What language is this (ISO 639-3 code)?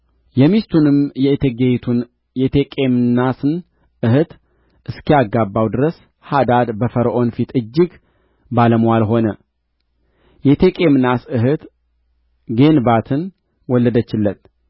amh